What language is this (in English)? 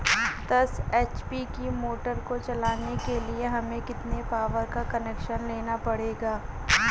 Hindi